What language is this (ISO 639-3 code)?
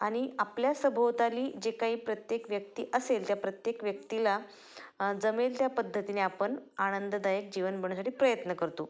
mar